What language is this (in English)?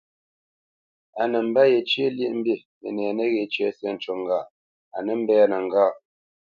Bamenyam